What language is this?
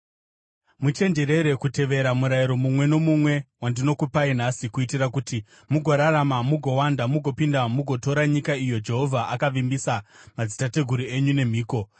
Shona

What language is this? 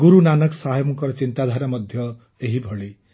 Odia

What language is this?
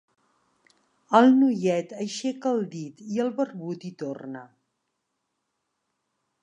Catalan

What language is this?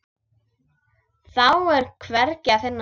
Icelandic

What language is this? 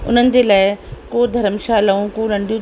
Sindhi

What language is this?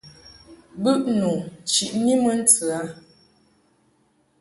Mungaka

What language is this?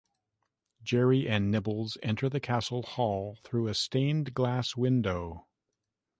English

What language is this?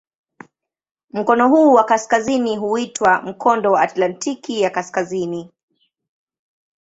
Swahili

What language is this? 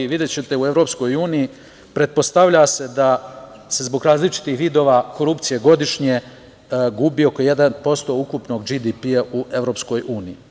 Serbian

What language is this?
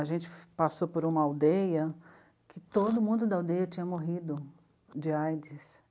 Portuguese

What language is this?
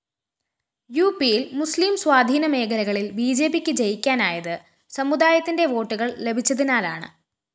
Malayalam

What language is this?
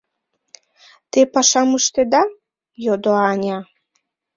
Mari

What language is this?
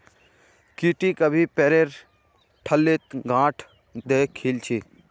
Magahi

